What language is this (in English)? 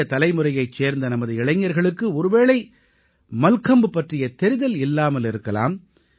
Tamil